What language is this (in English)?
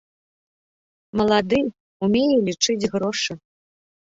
Belarusian